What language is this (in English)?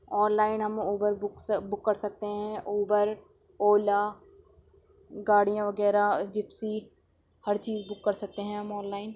Urdu